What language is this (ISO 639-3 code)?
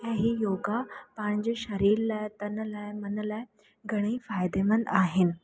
snd